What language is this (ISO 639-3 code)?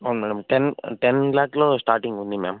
tel